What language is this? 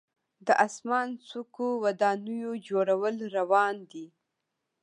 Pashto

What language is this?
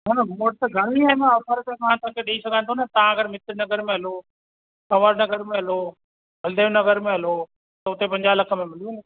Sindhi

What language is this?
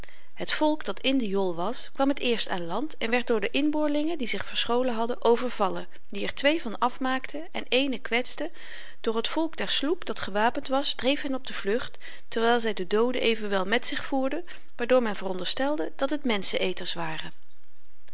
Dutch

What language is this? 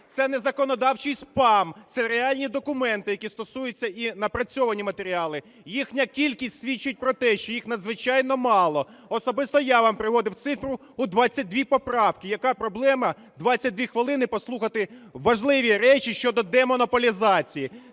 Ukrainian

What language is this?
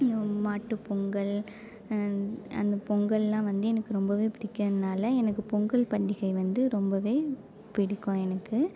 Tamil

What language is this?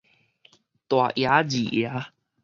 Min Nan Chinese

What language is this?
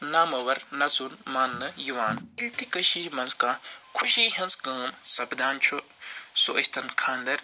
Kashmiri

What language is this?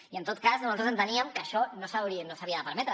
Catalan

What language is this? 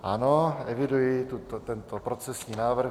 Czech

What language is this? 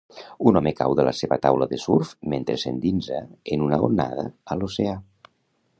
Catalan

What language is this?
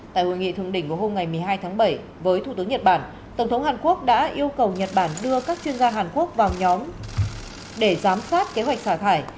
Vietnamese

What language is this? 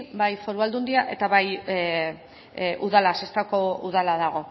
Basque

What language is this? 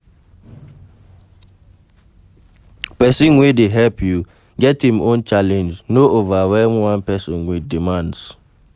Nigerian Pidgin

